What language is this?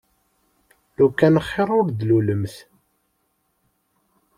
Kabyle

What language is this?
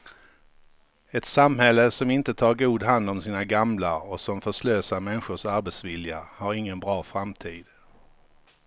Swedish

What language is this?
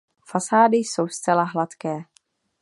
Czech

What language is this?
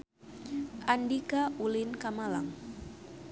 Sundanese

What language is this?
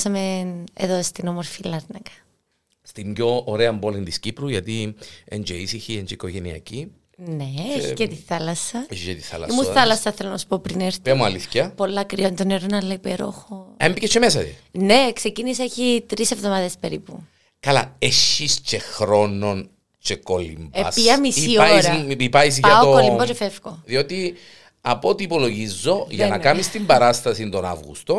Greek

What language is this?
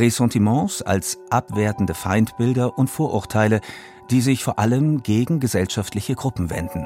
German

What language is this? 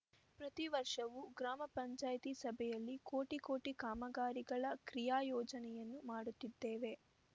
Kannada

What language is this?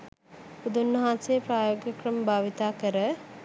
Sinhala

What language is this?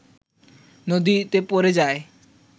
Bangla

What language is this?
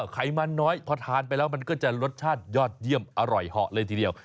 Thai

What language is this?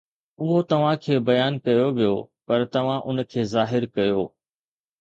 Sindhi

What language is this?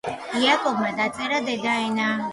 Georgian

